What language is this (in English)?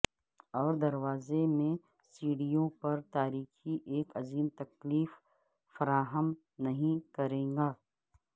Urdu